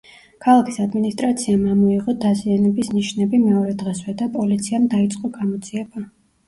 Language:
Georgian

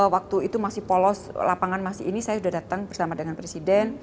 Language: Indonesian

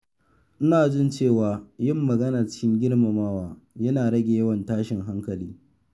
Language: Hausa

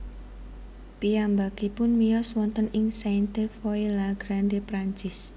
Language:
Javanese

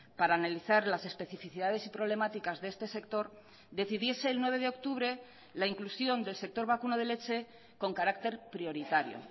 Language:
Spanish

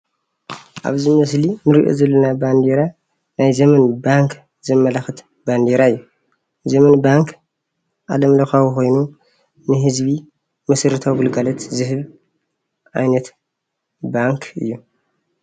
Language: Tigrinya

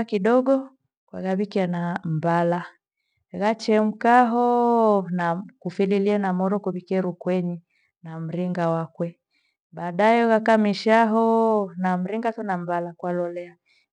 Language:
Gweno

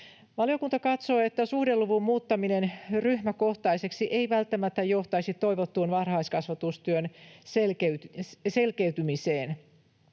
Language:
Finnish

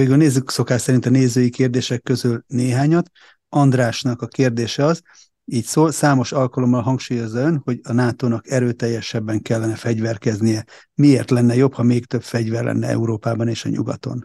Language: Hungarian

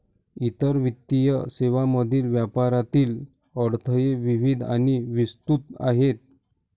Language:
Marathi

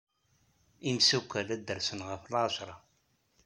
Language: Kabyle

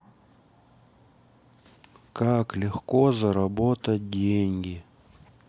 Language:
Russian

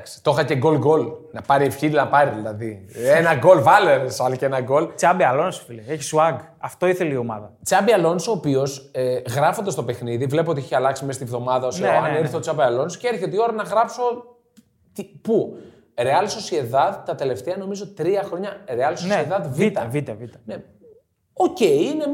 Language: Greek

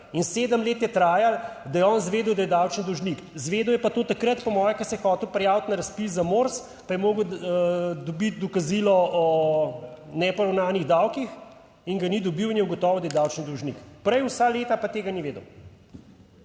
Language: Slovenian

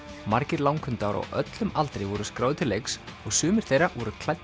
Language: Icelandic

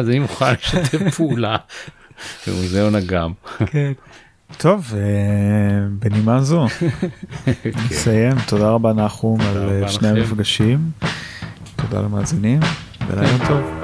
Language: Hebrew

